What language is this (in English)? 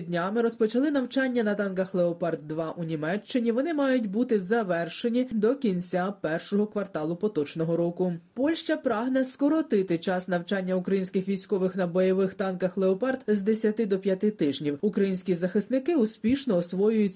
Ukrainian